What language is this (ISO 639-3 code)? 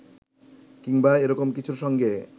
ben